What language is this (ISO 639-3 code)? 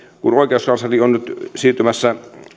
fin